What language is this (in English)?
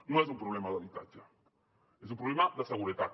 Catalan